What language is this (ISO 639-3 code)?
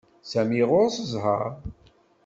kab